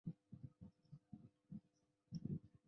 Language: Chinese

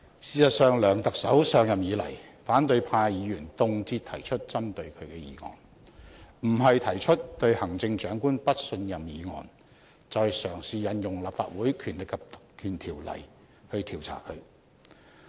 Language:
Cantonese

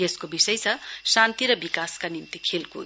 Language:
Nepali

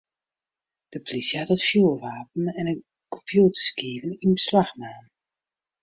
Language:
Western Frisian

